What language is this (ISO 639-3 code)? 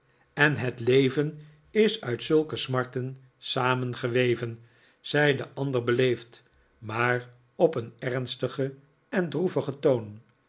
nld